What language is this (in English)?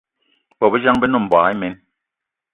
Eton (Cameroon)